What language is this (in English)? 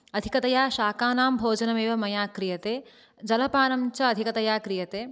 Sanskrit